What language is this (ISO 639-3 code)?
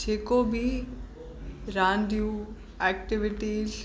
snd